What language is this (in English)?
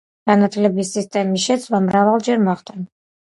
Georgian